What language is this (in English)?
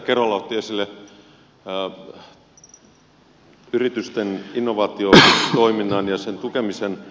Finnish